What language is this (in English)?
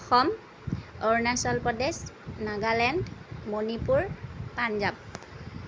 Assamese